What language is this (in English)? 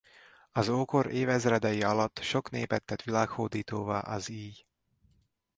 Hungarian